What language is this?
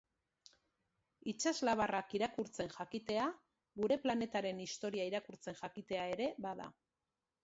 Basque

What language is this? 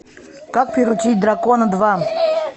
Russian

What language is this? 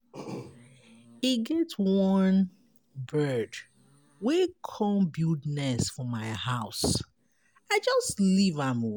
Nigerian Pidgin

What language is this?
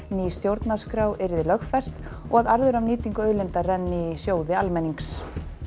Icelandic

